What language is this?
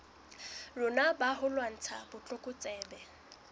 Southern Sotho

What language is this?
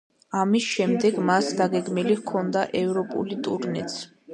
Georgian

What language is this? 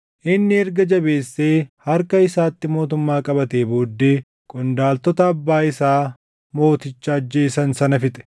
Oromo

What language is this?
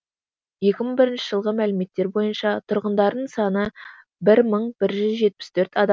Kazakh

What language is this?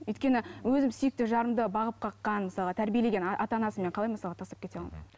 Kazakh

